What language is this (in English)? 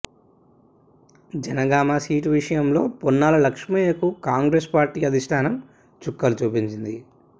Telugu